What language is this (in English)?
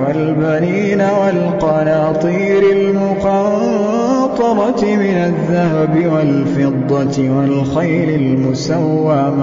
Arabic